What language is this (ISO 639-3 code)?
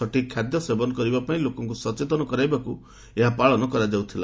ori